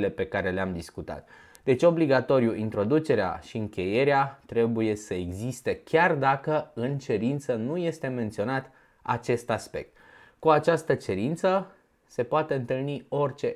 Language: Romanian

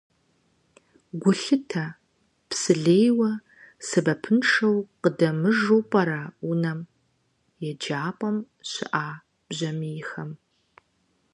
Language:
Kabardian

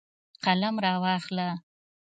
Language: Pashto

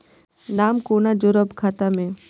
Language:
Maithili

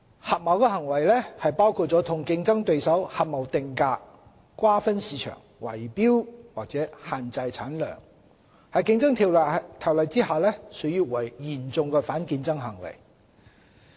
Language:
Cantonese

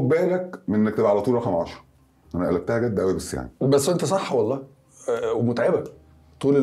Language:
Arabic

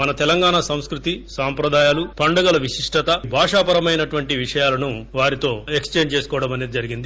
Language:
Telugu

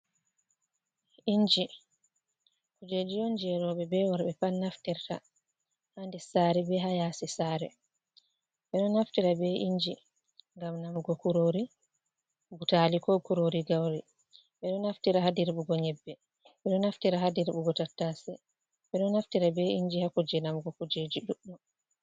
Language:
Fula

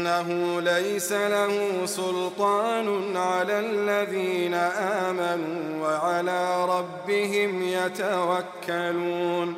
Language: Arabic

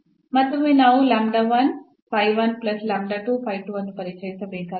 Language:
Kannada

